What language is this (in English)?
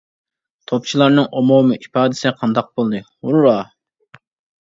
Uyghur